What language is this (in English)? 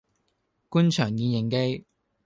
Cantonese